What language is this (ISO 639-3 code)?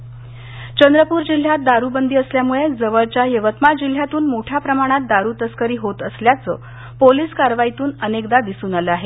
mar